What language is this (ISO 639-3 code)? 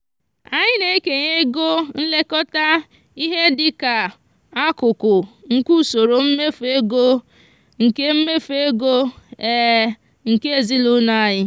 ibo